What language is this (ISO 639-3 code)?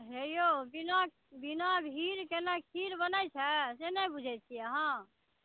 mai